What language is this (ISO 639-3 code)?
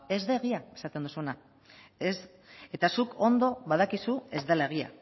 eus